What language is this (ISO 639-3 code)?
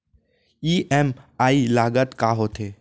hne